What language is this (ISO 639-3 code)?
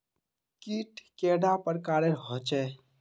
mag